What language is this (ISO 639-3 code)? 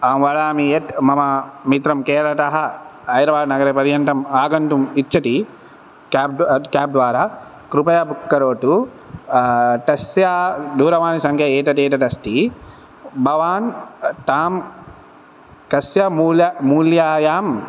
san